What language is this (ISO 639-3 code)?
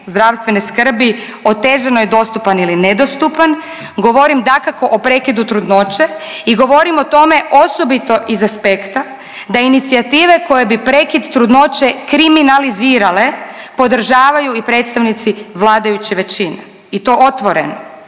hrv